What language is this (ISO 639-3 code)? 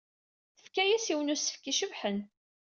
kab